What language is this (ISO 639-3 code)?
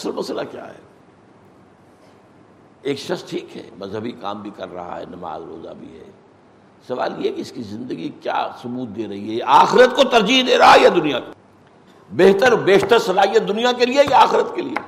urd